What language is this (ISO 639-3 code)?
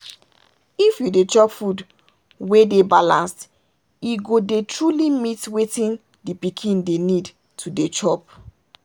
pcm